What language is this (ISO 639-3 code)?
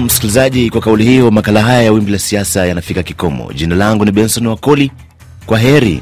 swa